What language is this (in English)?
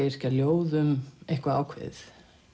Icelandic